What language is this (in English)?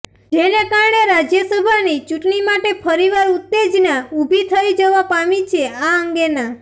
Gujarati